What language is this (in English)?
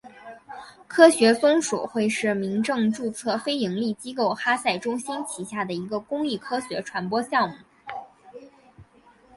Chinese